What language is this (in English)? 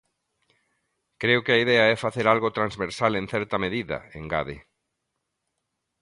Galician